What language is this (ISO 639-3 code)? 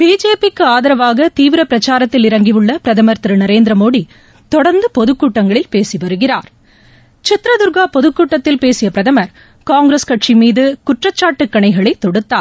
tam